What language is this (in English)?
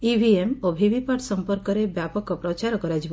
Odia